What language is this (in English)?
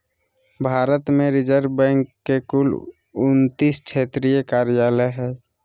Magahi